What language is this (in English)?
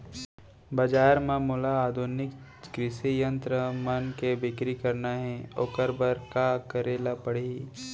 Chhattisgarhi